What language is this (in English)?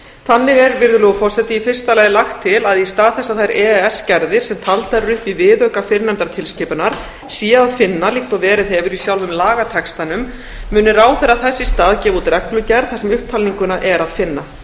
Icelandic